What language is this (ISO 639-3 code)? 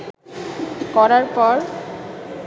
ben